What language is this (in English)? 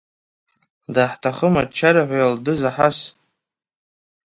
Abkhazian